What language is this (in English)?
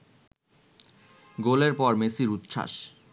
Bangla